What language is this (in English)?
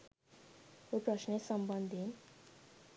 Sinhala